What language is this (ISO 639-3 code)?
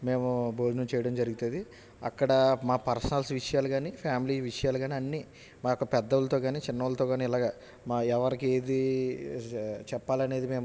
tel